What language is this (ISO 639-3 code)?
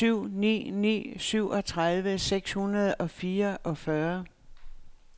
dan